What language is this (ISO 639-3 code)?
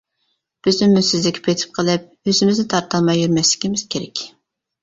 uig